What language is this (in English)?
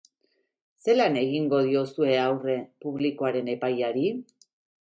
Basque